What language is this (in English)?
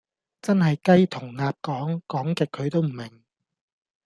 Cantonese